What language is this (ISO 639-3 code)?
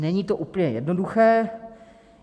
ces